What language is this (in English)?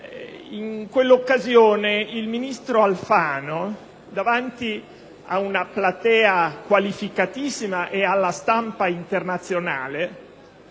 Italian